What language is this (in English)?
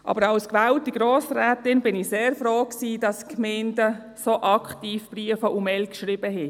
Swiss German